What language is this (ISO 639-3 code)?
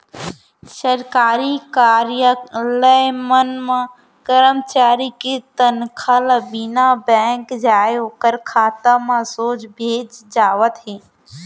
hne